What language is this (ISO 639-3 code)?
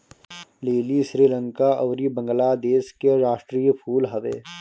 bho